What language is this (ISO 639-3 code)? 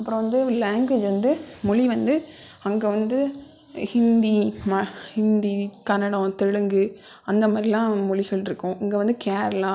tam